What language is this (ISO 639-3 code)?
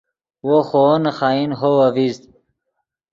ydg